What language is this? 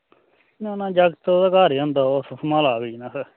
Dogri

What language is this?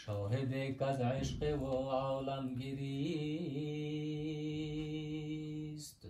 Persian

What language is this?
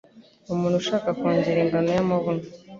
Kinyarwanda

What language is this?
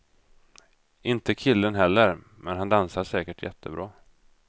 Swedish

